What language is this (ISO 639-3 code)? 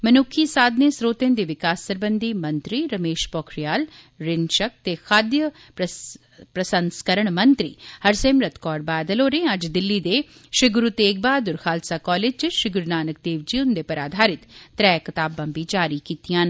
doi